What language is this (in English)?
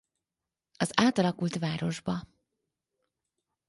Hungarian